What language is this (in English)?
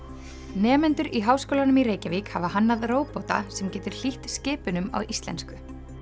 Icelandic